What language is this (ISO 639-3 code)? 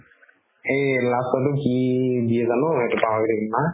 asm